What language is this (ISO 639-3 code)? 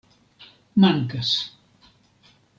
epo